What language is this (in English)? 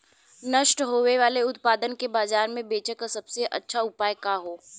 Bhojpuri